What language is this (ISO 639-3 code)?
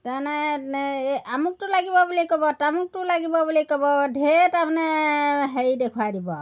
asm